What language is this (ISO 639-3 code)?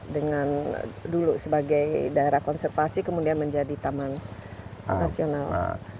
ind